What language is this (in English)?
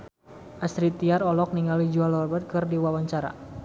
Sundanese